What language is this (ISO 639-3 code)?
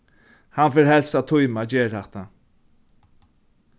fao